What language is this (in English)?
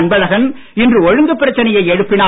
Tamil